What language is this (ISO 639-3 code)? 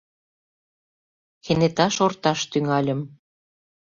chm